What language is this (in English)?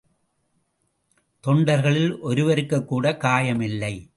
Tamil